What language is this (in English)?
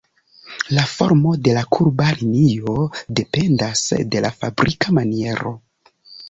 Esperanto